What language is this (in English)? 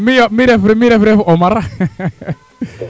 Serer